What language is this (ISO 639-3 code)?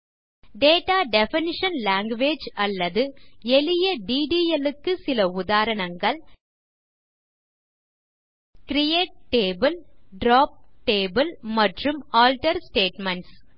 tam